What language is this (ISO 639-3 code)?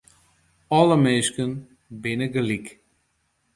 fry